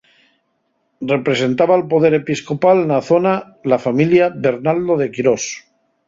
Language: Asturian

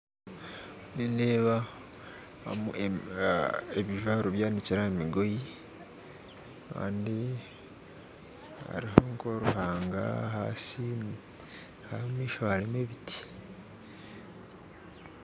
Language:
Nyankole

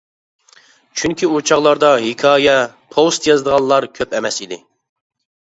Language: Uyghur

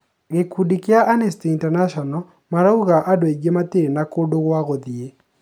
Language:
Kikuyu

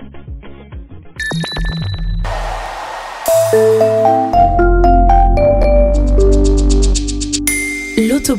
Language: French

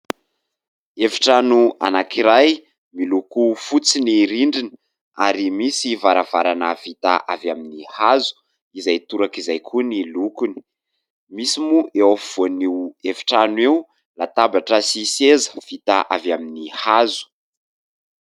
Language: Malagasy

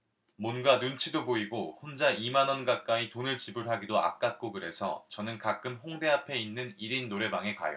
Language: Korean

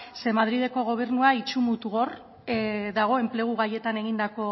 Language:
Basque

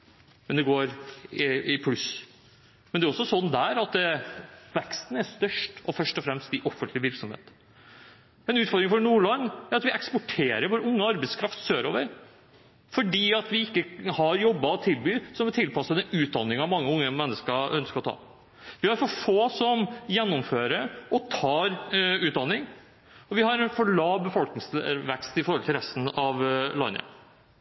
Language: Norwegian Bokmål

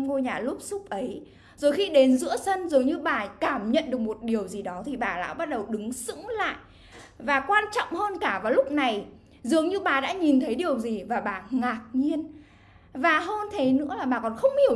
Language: Vietnamese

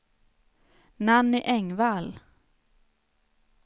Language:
Swedish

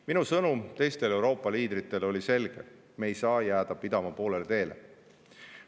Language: Estonian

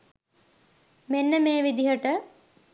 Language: Sinhala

